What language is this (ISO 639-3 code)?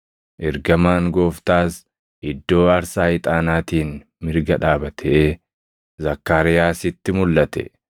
orm